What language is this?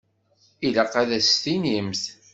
Kabyle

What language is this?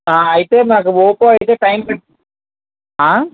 Telugu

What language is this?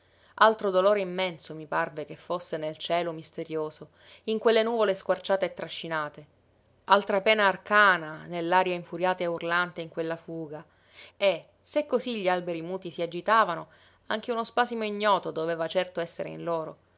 Italian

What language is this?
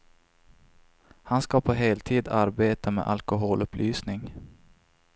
Swedish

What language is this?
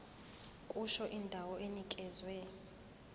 Zulu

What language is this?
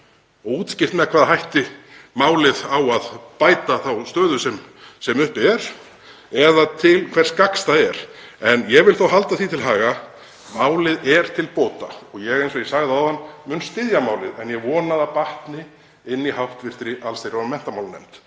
Icelandic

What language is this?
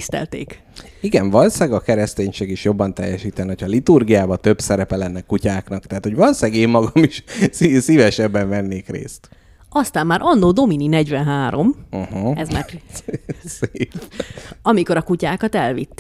Hungarian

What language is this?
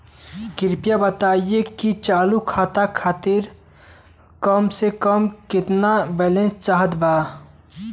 Bhojpuri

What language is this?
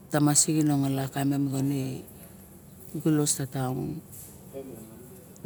Barok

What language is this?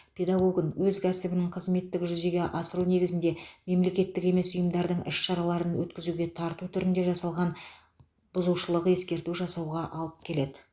Kazakh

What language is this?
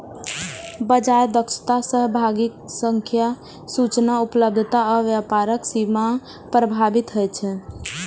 Maithili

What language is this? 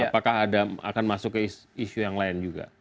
Indonesian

